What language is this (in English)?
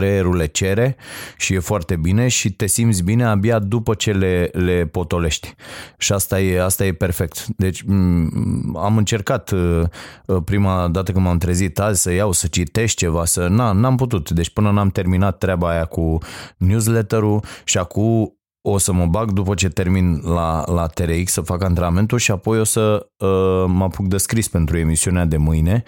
Romanian